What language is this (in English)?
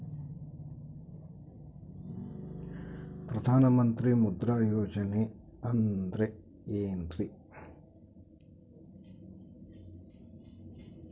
Kannada